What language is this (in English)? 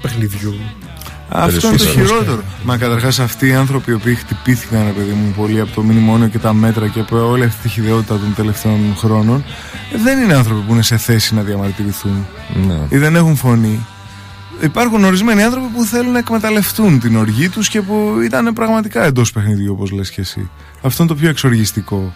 Greek